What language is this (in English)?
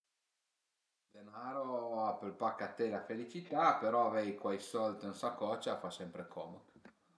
Piedmontese